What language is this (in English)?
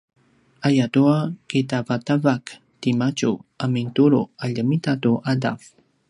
Paiwan